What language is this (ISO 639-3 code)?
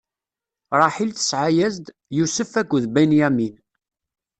kab